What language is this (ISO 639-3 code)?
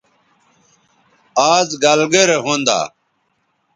btv